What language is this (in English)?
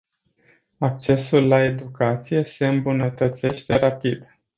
Romanian